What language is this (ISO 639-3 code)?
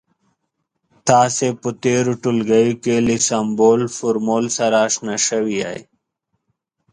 pus